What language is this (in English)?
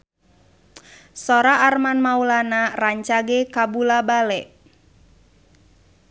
Sundanese